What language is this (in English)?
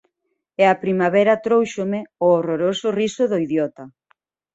Galician